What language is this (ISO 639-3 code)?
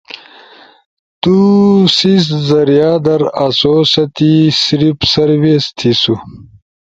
ush